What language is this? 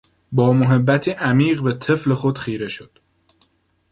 Persian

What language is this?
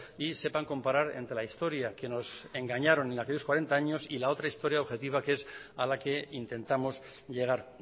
Spanish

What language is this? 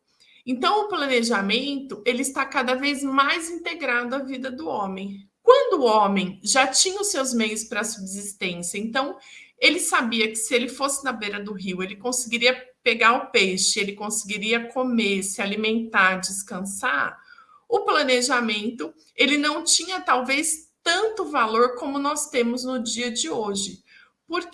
Portuguese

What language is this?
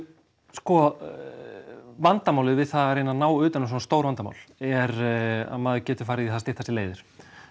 Icelandic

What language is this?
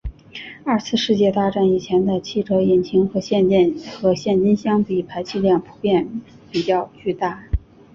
Chinese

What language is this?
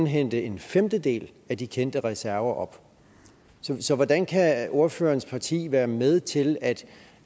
Danish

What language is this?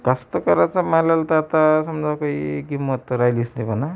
Marathi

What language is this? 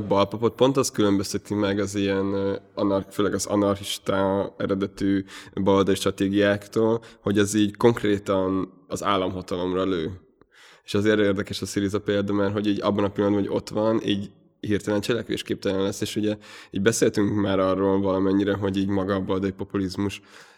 Hungarian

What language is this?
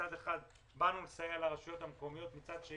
Hebrew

